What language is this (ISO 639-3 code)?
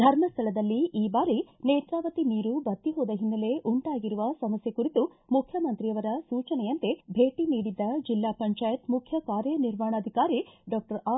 kan